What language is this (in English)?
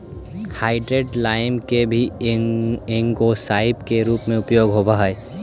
Magahi